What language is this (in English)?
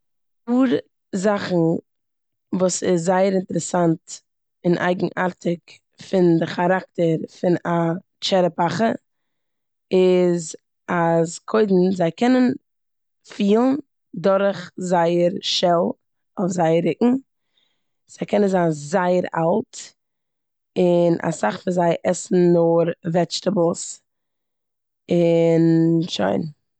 Yiddish